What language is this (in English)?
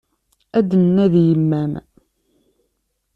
Kabyle